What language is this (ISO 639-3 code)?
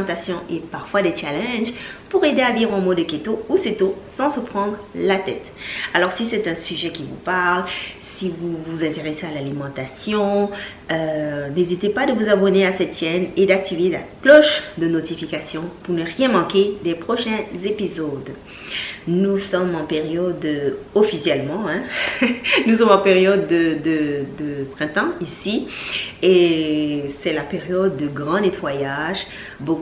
fra